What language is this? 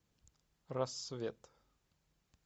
Russian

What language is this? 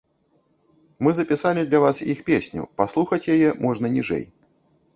Belarusian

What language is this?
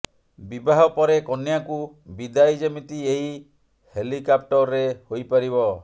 Odia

